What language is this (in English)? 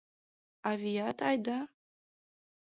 Mari